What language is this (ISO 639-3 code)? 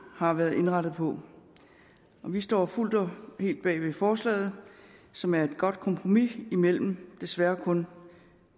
dan